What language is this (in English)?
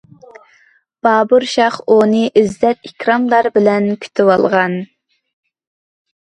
Uyghur